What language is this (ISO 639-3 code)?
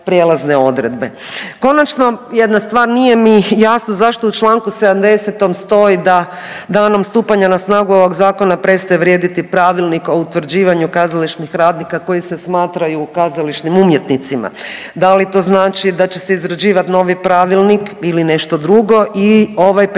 hrv